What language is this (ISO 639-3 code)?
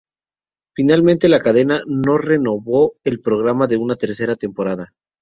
spa